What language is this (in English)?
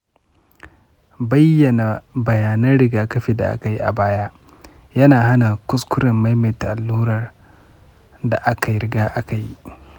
Hausa